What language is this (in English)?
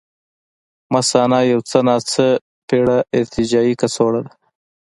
Pashto